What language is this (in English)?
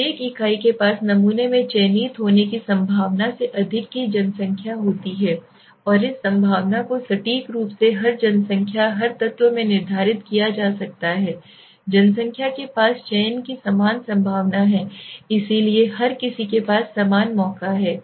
Hindi